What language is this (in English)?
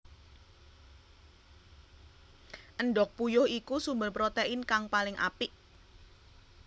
Javanese